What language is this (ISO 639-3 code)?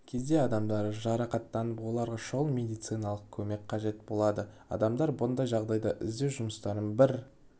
kaz